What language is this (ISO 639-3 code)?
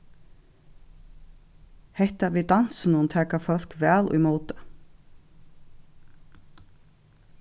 fao